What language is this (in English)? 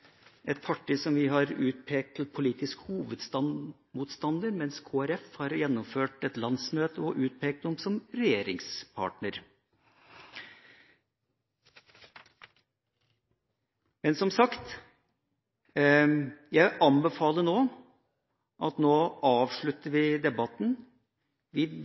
Norwegian Bokmål